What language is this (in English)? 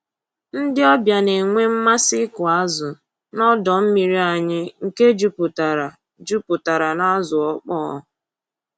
Igbo